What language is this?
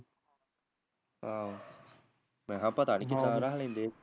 Punjabi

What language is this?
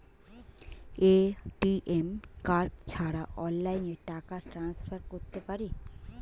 Bangla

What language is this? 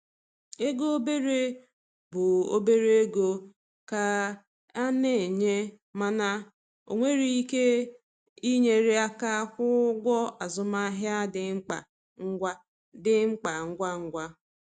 Igbo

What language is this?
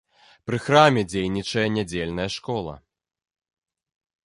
Belarusian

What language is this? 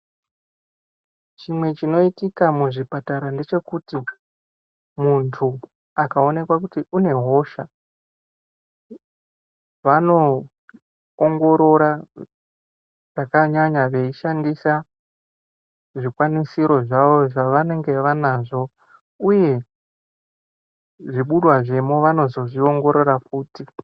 Ndau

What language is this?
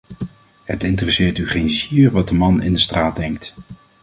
Dutch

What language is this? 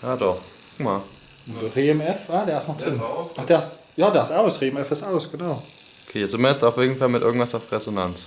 German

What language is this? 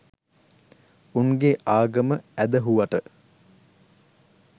Sinhala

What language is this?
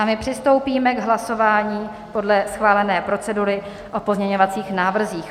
Czech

